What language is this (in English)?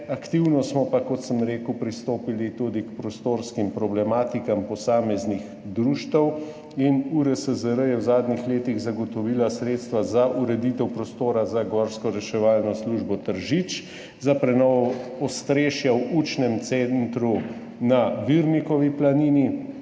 Slovenian